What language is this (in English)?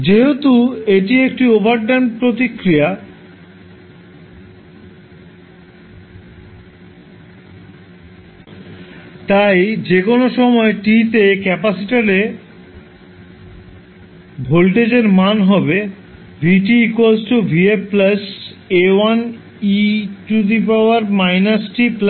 Bangla